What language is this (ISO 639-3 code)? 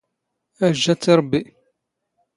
zgh